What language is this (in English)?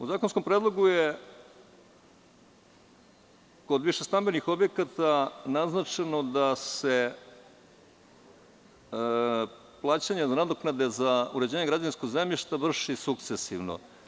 Serbian